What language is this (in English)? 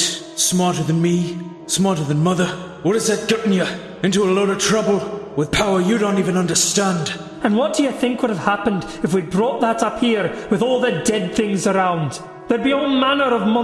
English